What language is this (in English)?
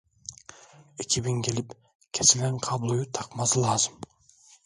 Turkish